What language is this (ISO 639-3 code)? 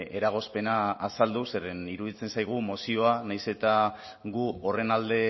eus